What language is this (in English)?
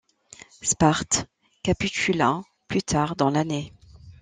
French